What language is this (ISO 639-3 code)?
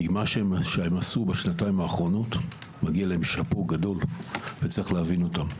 heb